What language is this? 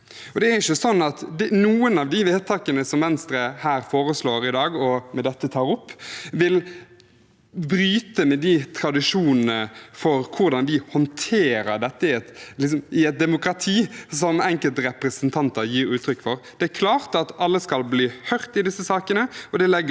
Norwegian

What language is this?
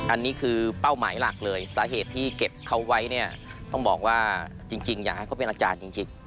Thai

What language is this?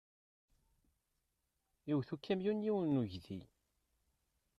Kabyle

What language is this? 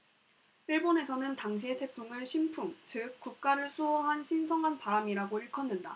Korean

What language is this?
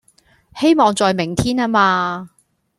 Cantonese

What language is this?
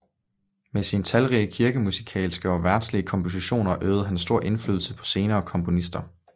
Danish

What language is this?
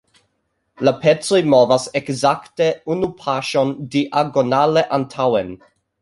Esperanto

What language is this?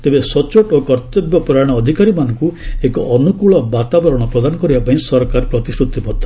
Odia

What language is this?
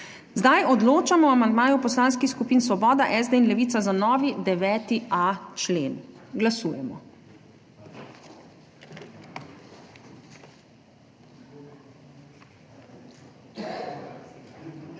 Slovenian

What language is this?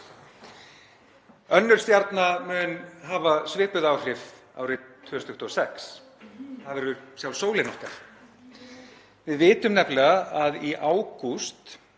Icelandic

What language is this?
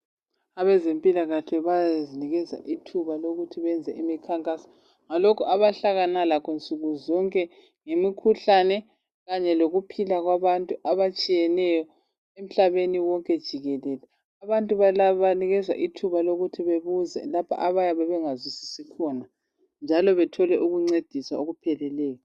North Ndebele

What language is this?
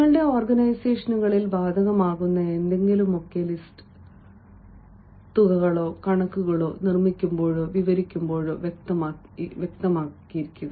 Malayalam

